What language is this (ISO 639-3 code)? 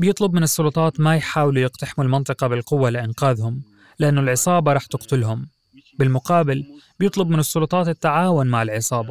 ara